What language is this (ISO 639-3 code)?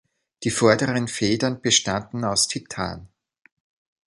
deu